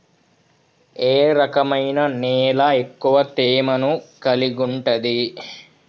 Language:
Telugu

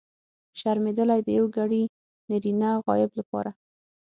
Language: Pashto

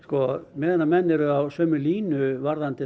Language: Icelandic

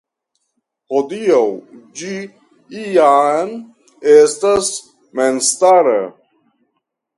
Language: Esperanto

